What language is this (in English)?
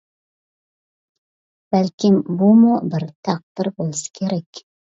Uyghur